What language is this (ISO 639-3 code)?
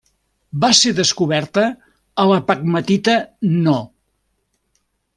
cat